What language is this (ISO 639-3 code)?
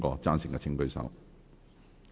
yue